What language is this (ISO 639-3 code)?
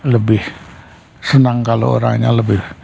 ind